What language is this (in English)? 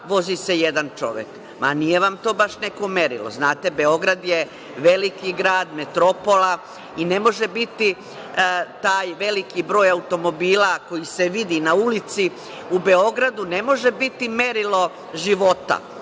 Serbian